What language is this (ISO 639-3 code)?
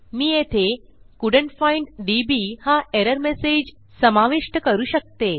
mar